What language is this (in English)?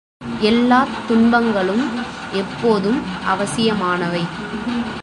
Tamil